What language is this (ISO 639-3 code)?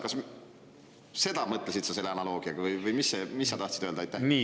est